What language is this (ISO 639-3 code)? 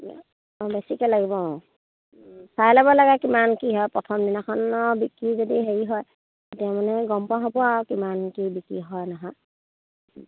asm